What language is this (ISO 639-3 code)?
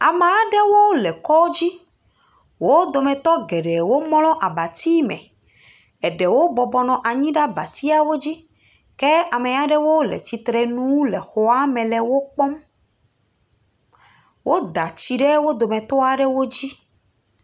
ewe